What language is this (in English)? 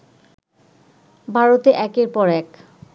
Bangla